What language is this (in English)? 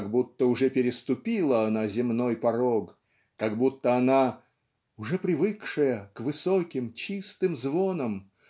Russian